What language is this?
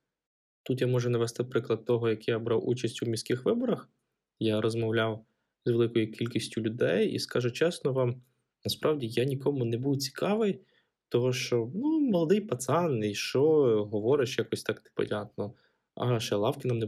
Ukrainian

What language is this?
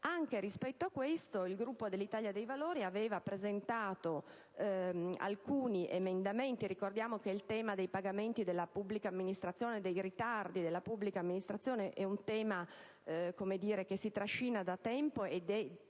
Italian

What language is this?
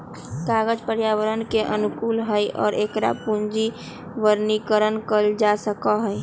Magahi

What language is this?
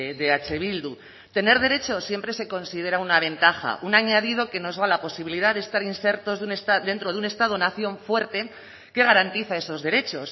Spanish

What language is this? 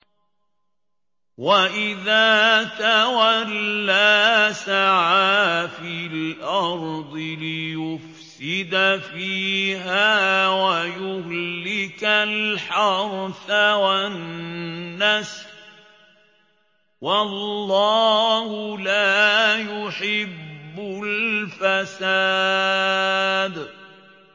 Arabic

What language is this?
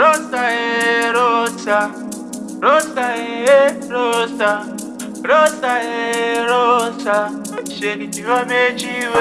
Lingala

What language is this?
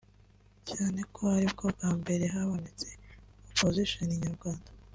Kinyarwanda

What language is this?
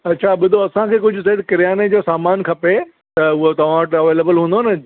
Sindhi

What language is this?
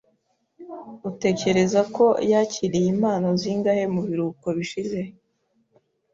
Kinyarwanda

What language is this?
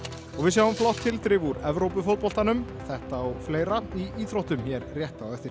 Icelandic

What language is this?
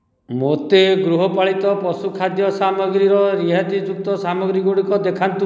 Odia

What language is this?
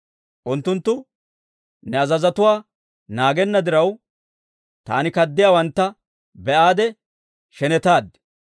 Dawro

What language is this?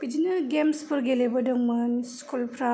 Bodo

